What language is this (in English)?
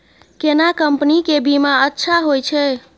Maithili